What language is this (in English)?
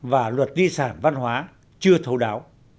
Vietnamese